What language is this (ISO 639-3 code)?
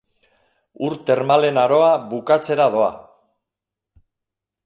eus